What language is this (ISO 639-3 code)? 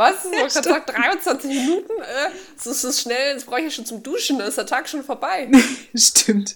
deu